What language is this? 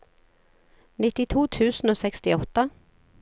Norwegian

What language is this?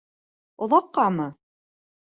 Bashkir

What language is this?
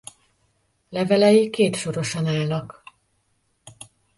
Hungarian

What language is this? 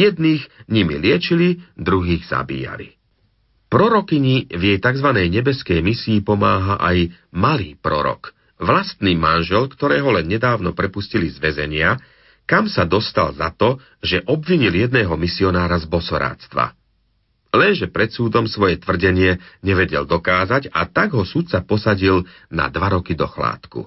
Slovak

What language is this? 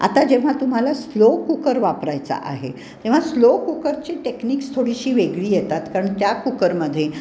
Marathi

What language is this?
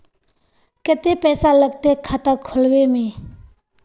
Magahi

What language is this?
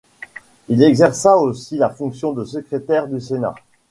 French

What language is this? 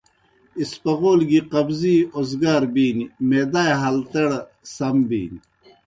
Kohistani Shina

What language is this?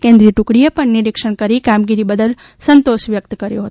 Gujarati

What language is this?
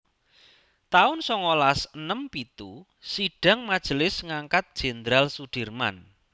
Javanese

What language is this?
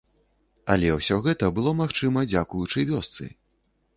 Belarusian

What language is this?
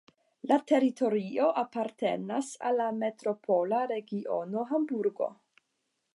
Esperanto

